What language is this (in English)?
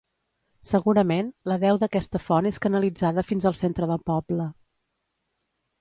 Catalan